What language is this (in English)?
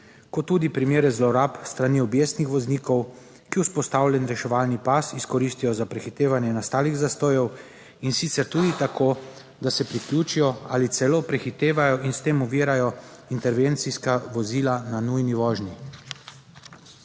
Slovenian